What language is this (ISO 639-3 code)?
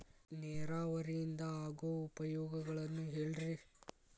kan